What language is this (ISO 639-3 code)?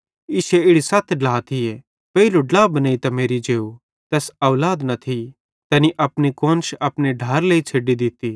bhd